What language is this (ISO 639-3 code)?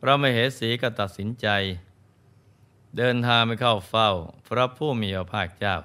tha